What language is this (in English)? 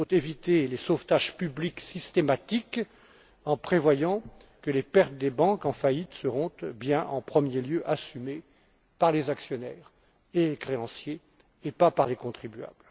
French